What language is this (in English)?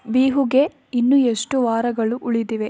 Kannada